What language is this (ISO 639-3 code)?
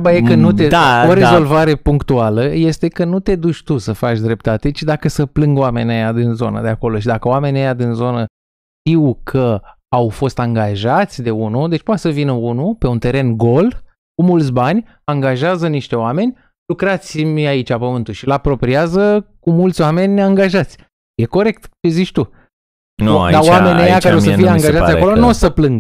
ron